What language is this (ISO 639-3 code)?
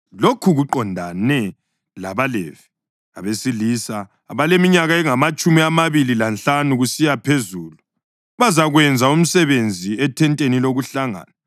nde